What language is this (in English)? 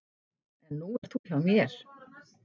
Icelandic